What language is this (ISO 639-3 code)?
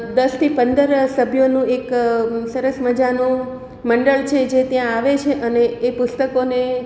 guj